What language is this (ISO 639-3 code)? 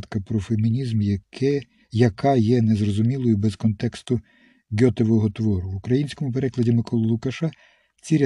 ukr